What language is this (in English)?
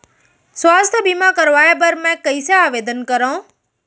Chhattisgarhi